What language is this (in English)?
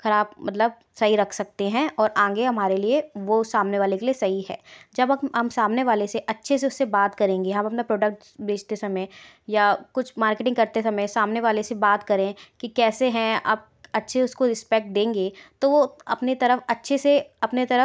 Hindi